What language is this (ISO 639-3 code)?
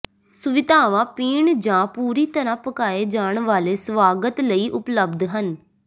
pan